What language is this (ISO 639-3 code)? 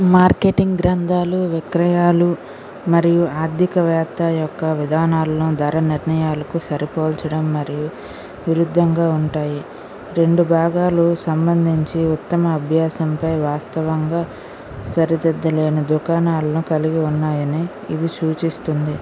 tel